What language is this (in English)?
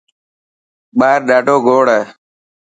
Dhatki